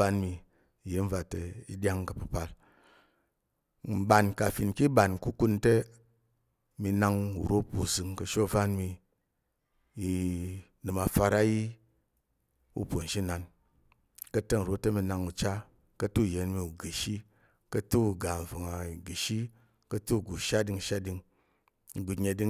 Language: Tarok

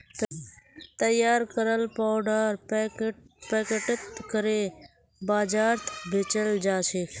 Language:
Magahi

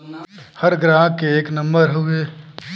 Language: Bhojpuri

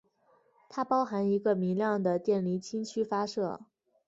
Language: Chinese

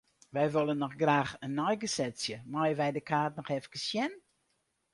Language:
Western Frisian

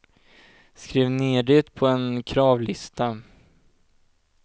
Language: Swedish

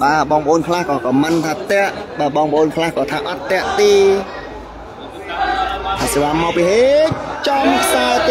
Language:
Thai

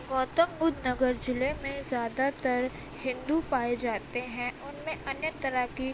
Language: Urdu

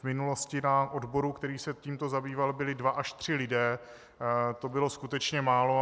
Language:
Czech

